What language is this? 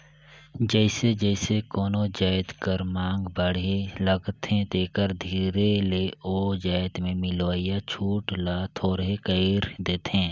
Chhattisgarhi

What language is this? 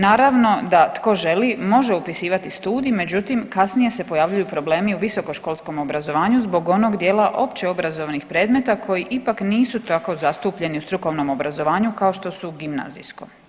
Croatian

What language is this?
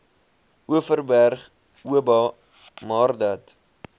Afrikaans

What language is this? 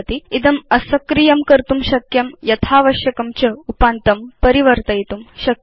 Sanskrit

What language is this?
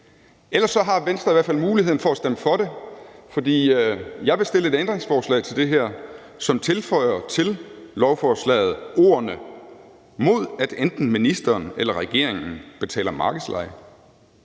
Danish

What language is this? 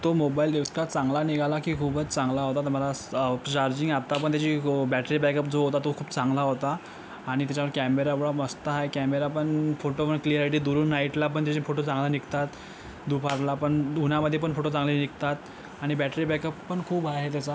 Marathi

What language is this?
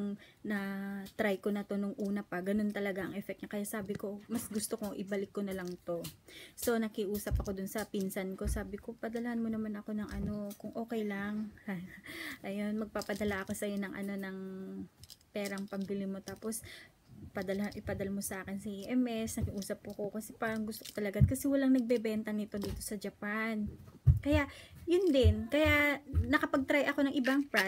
Filipino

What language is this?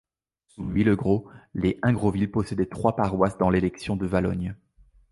French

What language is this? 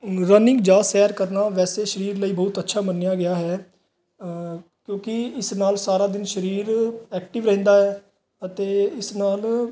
Punjabi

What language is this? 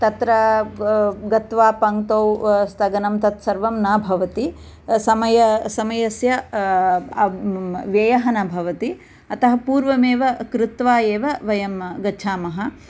Sanskrit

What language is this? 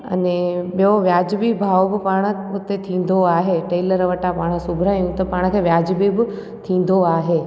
Sindhi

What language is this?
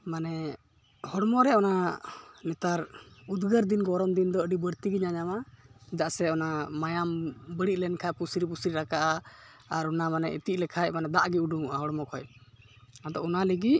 Santali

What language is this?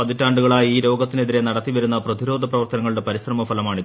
Malayalam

